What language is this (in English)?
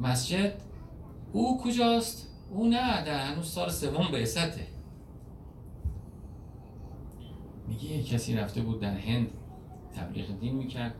Persian